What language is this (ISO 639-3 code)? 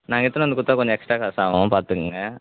tam